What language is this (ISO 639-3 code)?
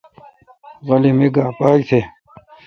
xka